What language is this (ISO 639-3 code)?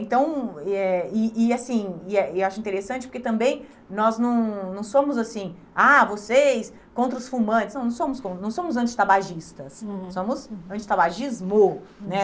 por